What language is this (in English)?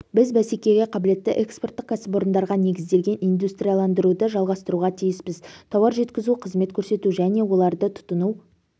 Kazakh